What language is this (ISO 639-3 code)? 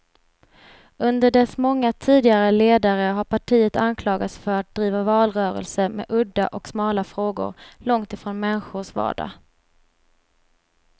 swe